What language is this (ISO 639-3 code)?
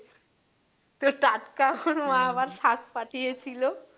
ben